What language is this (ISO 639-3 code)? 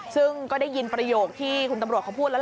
tha